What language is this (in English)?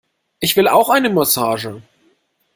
German